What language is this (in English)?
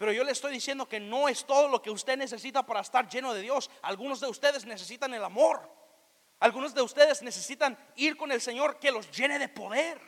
Spanish